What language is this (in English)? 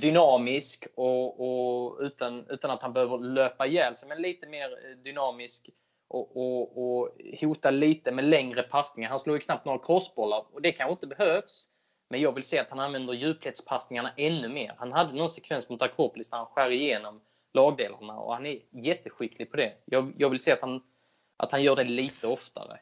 Swedish